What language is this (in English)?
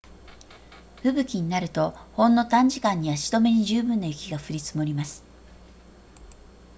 Japanese